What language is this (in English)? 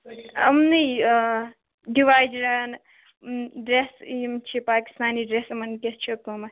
Kashmiri